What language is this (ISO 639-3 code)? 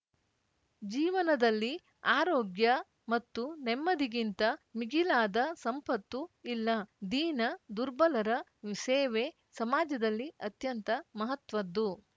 kan